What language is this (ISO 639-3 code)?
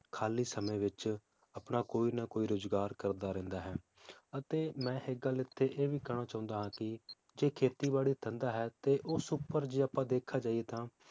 pan